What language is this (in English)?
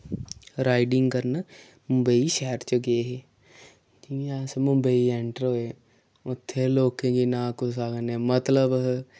Dogri